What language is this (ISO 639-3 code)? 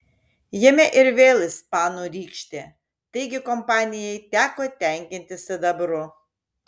lit